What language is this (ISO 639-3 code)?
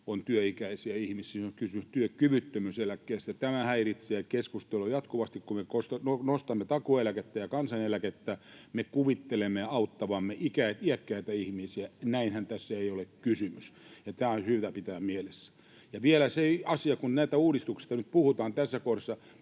fin